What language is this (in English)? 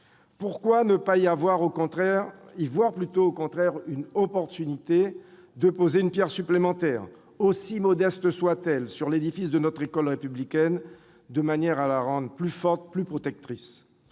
French